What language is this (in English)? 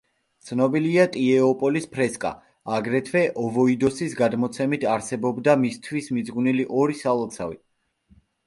Georgian